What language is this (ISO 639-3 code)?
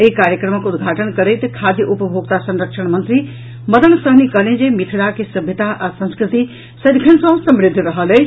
mai